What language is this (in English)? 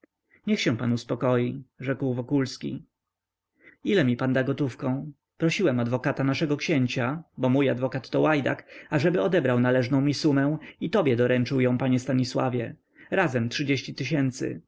Polish